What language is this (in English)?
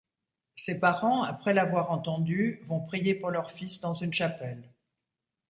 French